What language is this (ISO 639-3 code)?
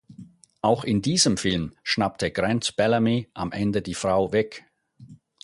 deu